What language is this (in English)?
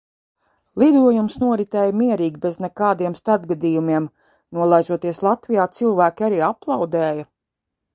Latvian